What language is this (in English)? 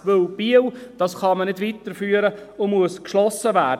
Swiss German